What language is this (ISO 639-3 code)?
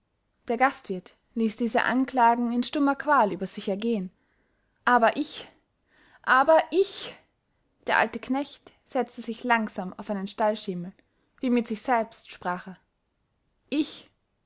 deu